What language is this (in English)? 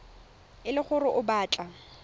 Tswana